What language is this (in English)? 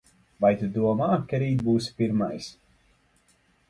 Latvian